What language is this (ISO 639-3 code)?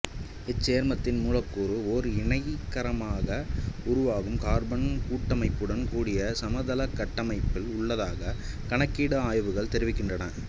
tam